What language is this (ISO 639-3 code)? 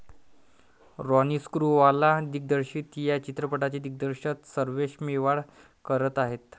mar